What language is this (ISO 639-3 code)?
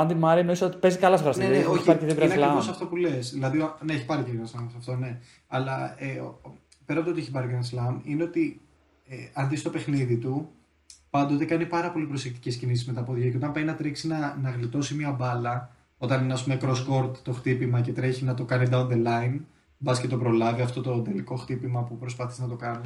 ell